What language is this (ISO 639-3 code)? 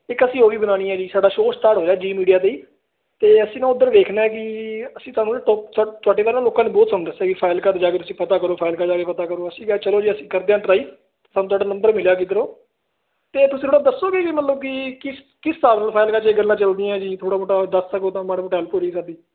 pan